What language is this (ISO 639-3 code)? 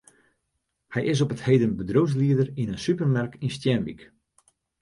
fry